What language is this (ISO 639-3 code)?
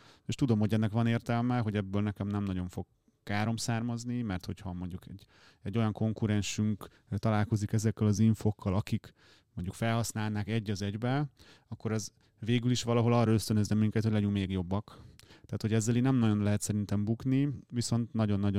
hun